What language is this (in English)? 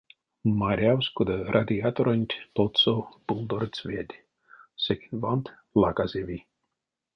Erzya